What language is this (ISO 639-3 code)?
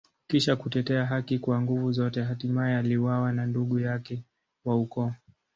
swa